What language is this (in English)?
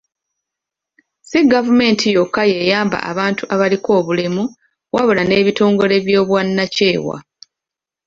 Ganda